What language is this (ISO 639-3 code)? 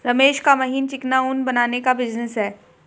hin